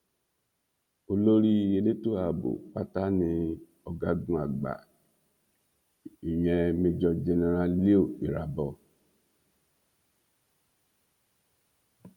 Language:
Yoruba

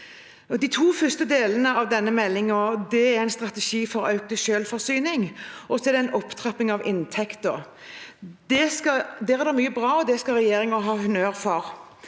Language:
Norwegian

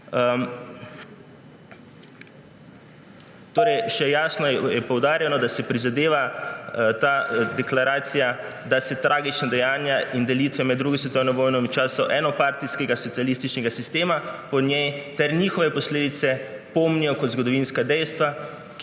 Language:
Slovenian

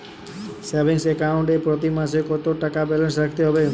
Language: Bangla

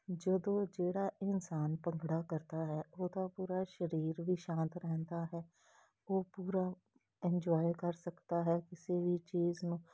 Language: Punjabi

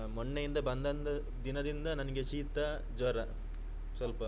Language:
Kannada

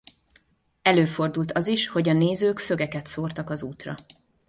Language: Hungarian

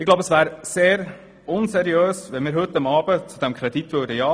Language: Swiss German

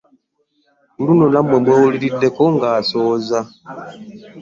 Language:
Ganda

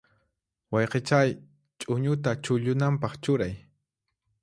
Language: Puno Quechua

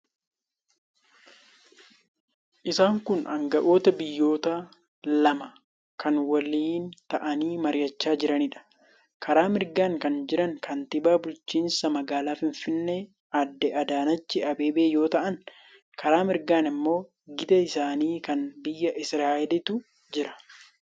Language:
Oromo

